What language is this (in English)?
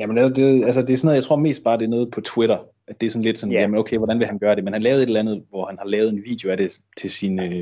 Danish